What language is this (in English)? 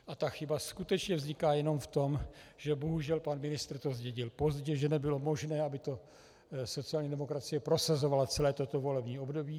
Czech